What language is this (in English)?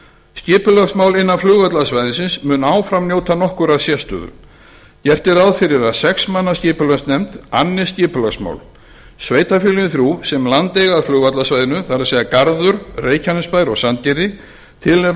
Icelandic